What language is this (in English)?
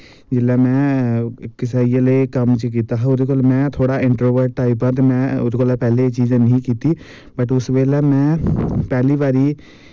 Dogri